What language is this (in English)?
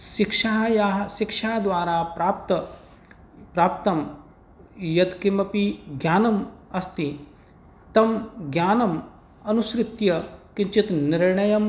Sanskrit